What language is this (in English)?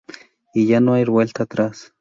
Spanish